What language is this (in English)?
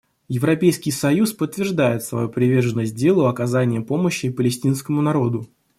Russian